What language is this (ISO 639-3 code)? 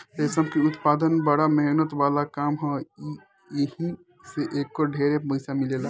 bho